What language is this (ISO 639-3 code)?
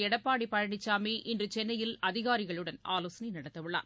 tam